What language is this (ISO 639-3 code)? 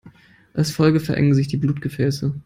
deu